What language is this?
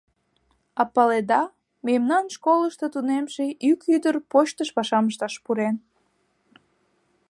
Mari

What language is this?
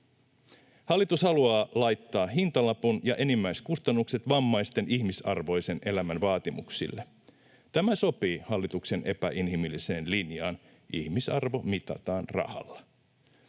Finnish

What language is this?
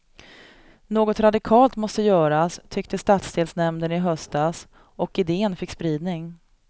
Swedish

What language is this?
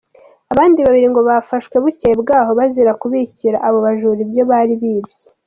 Kinyarwanda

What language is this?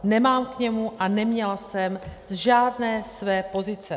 Czech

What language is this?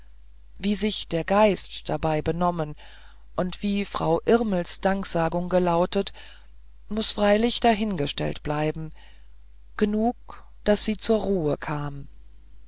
German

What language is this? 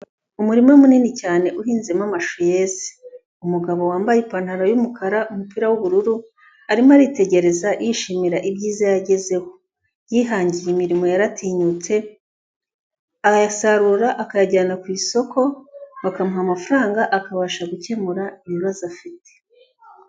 Kinyarwanda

